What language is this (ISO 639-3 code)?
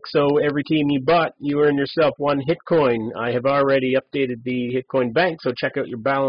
eng